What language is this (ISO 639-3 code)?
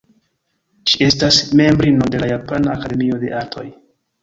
epo